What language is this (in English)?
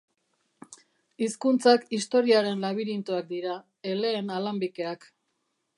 Basque